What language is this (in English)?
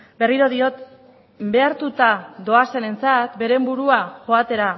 Basque